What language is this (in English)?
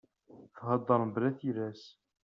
Kabyle